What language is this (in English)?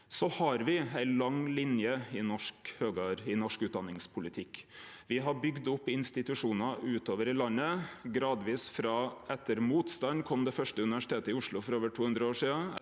Norwegian